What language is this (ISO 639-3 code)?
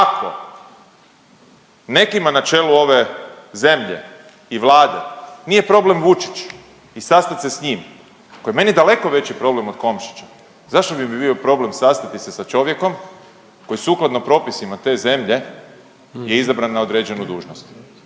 hrv